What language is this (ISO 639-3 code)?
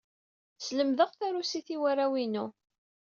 kab